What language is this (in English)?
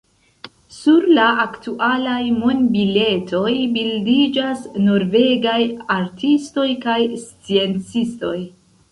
Esperanto